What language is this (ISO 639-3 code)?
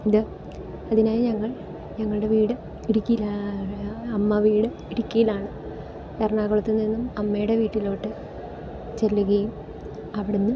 mal